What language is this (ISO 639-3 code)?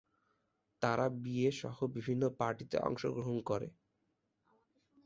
ben